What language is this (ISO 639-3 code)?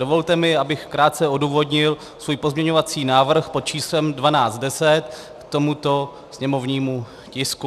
ces